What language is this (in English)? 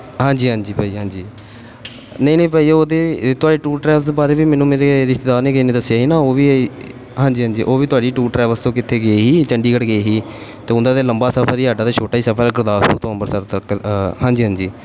Punjabi